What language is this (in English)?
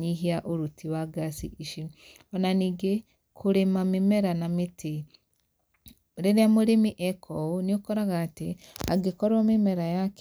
Kikuyu